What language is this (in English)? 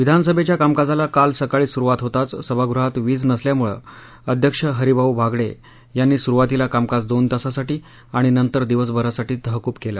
Marathi